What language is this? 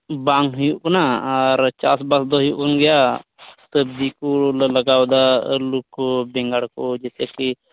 Santali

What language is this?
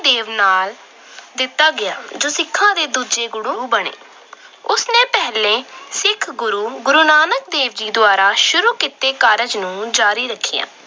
Punjabi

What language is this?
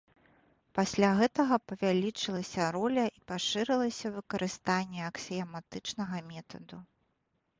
Belarusian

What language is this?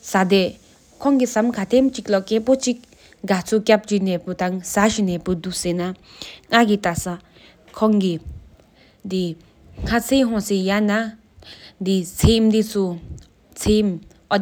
Sikkimese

